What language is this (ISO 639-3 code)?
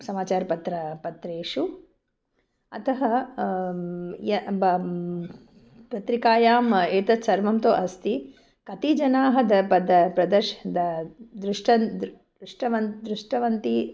san